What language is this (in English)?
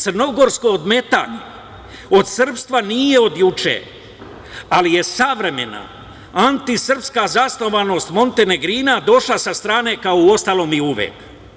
Serbian